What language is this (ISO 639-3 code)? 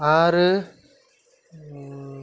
brx